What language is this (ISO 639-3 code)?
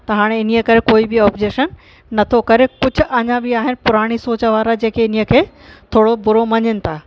snd